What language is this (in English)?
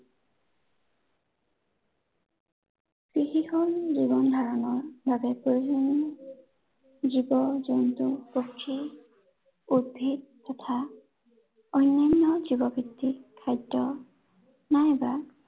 Assamese